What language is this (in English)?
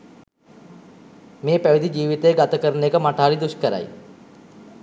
Sinhala